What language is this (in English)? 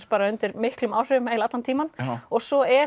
Icelandic